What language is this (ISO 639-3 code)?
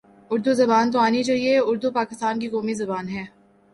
urd